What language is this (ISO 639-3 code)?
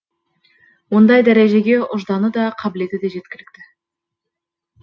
kaz